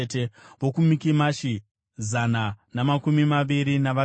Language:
Shona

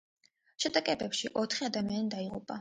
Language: Georgian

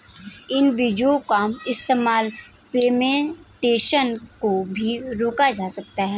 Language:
Hindi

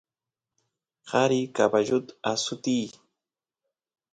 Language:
Santiago del Estero Quichua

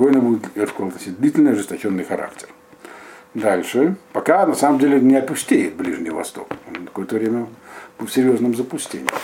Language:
Russian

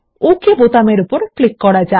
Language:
Bangla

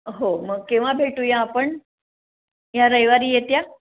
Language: Marathi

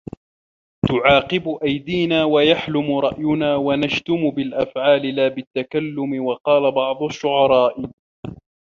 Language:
Arabic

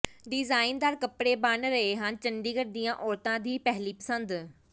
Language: Punjabi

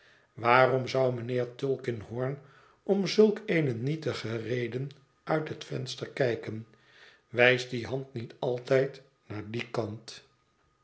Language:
Dutch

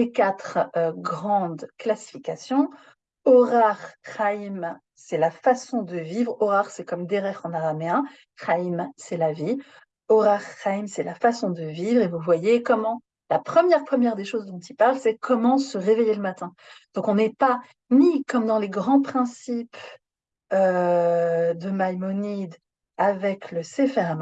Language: French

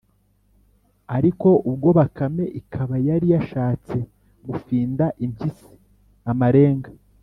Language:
Kinyarwanda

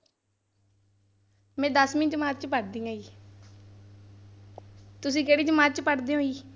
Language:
Punjabi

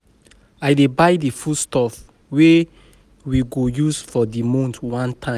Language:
Nigerian Pidgin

